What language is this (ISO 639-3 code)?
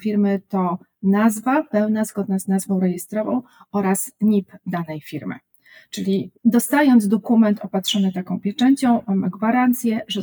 pol